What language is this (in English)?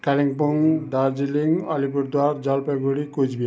Nepali